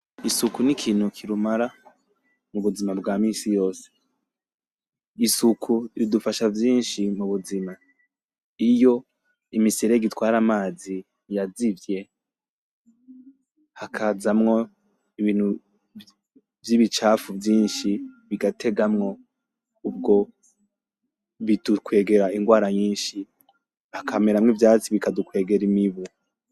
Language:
Rundi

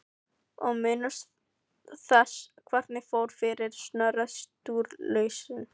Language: Icelandic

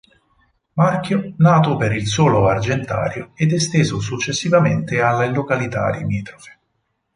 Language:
Italian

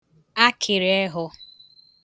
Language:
Igbo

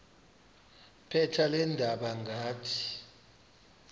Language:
Xhosa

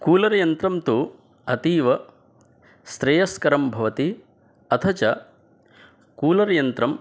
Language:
Sanskrit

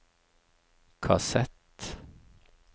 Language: Norwegian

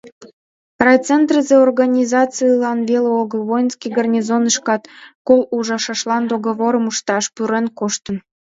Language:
Mari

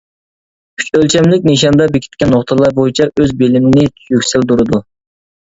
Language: Uyghur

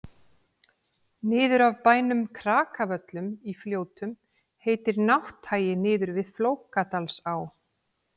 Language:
Icelandic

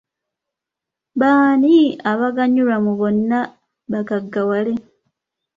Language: Ganda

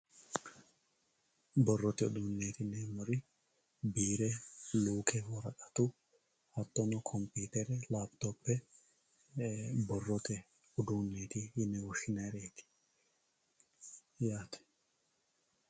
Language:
Sidamo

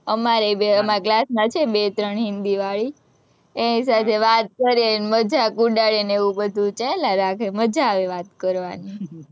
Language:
Gujarati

